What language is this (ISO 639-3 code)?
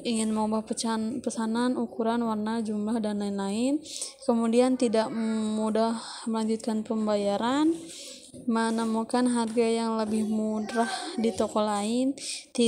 ind